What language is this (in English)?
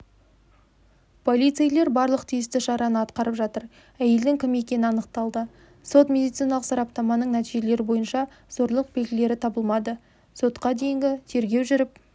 Kazakh